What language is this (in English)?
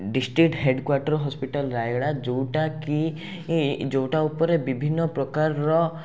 Odia